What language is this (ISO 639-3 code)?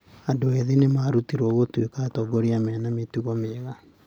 kik